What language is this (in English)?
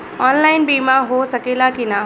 Bhojpuri